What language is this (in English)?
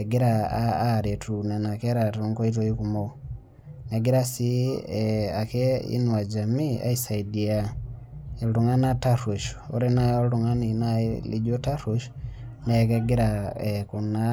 Masai